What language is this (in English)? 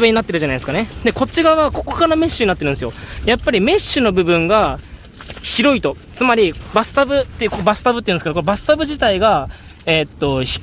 Japanese